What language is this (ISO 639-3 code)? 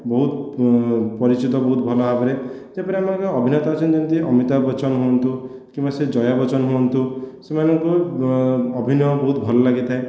ori